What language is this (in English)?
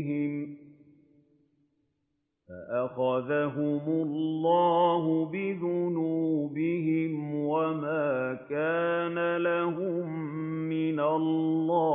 Arabic